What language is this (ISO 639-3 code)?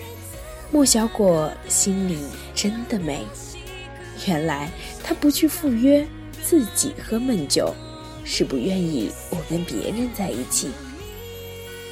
zho